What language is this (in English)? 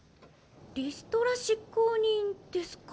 Japanese